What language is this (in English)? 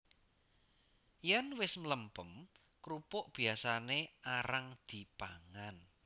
Javanese